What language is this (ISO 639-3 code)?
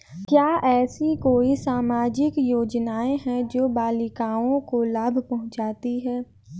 hin